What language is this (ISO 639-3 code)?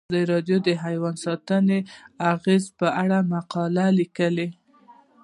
pus